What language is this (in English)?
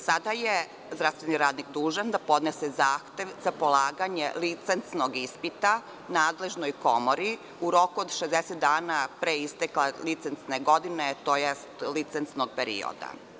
Serbian